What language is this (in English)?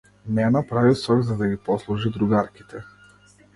Macedonian